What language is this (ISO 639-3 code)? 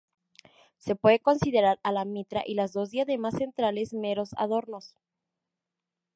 spa